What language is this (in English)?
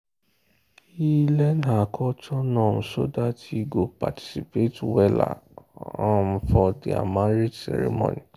Nigerian Pidgin